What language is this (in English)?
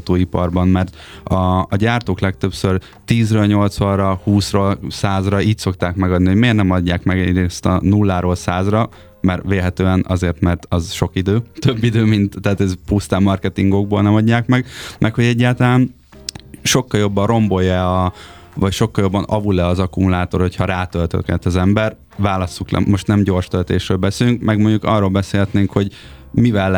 Hungarian